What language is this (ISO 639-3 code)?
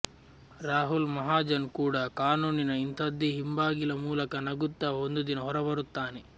kan